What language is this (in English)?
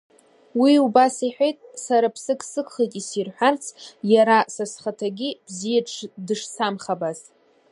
Abkhazian